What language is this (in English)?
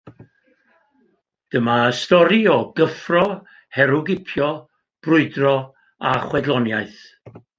Welsh